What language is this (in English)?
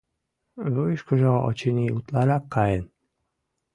Mari